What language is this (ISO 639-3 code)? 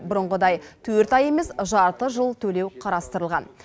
kaz